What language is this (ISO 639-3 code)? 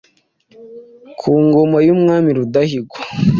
kin